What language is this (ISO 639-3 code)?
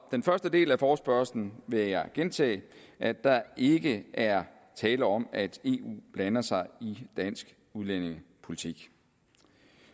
dan